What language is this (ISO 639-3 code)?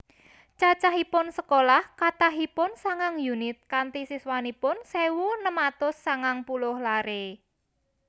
jav